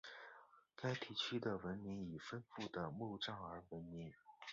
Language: Chinese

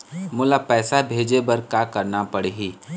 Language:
Chhattisgarhi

